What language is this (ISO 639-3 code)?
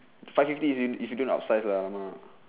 eng